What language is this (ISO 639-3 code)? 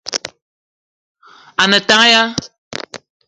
eto